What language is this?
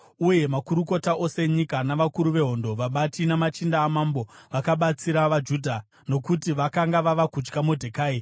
Shona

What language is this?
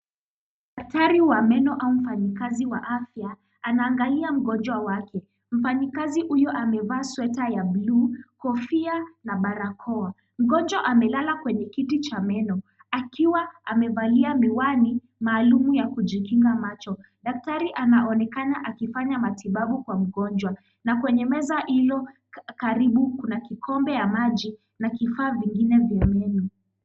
Swahili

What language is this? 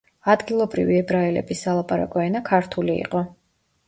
Georgian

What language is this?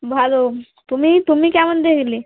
Bangla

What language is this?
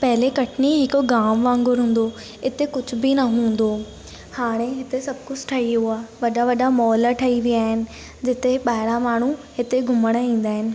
Sindhi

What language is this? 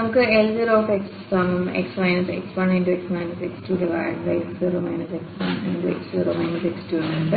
Malayalam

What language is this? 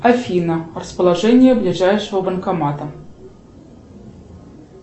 Russian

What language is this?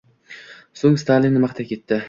Uzbek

